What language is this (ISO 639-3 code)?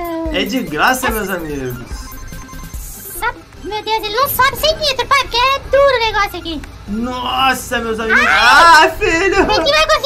por